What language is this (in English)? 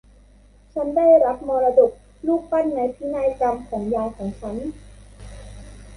Thai